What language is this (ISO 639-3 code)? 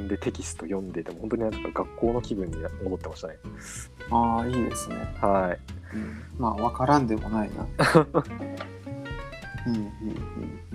jpn